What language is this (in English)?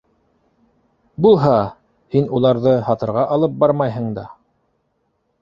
Bashkir